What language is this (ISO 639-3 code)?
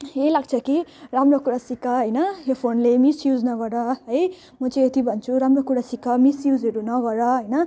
nep